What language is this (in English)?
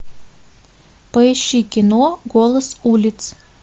Russian